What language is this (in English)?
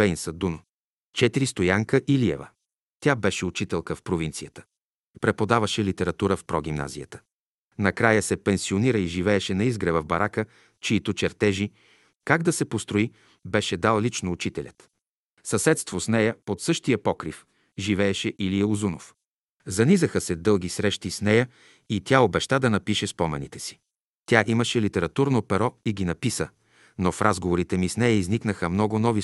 Bulgarian